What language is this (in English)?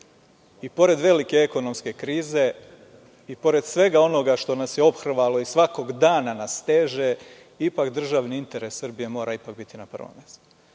Serbian